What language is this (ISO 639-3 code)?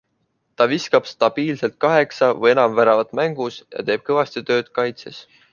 est